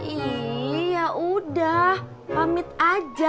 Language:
Indonesian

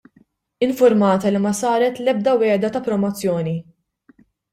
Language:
Maltese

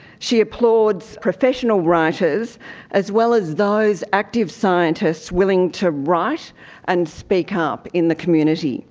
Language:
English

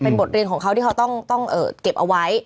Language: Thai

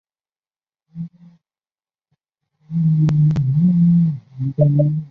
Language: Chinese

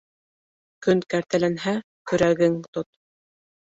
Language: Bashkir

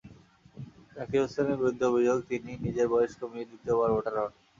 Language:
Bangla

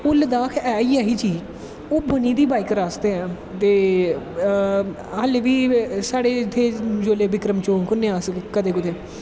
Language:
Dogri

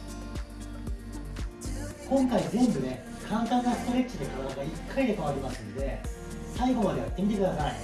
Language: Japanese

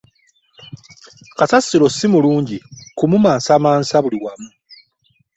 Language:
Ganda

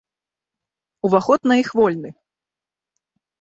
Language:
Belarusian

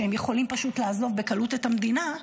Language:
Hebrew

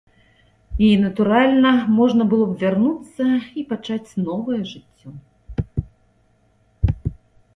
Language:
Belarusian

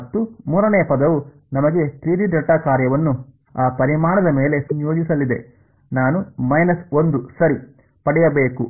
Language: Kannada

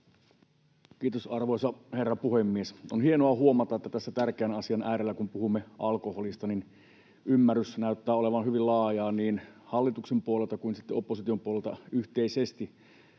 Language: Finnish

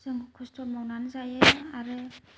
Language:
Bodo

